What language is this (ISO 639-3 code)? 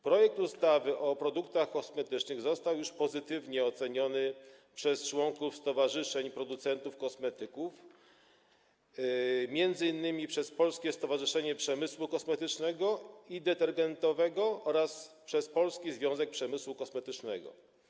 pol